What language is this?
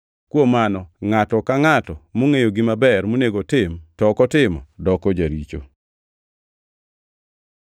Luo (Kenya and Tanzania)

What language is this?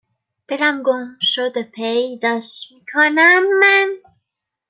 Persian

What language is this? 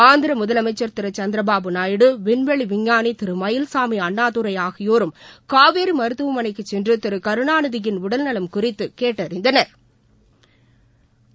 Tamil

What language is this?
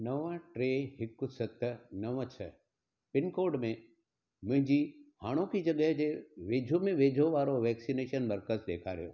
Sindhi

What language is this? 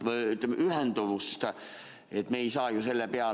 Estonian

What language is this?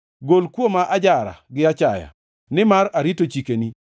Luo (Kenya and Tanzania)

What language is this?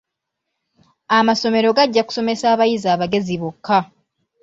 Ganda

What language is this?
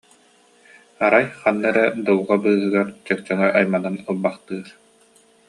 Yakut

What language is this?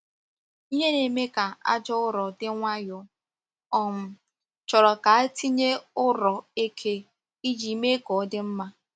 Igbo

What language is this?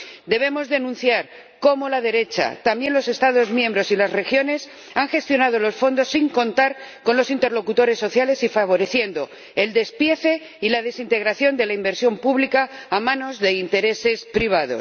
Spanish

